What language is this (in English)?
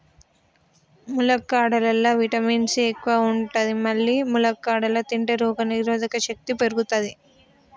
Telugu